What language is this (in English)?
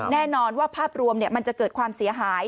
Thai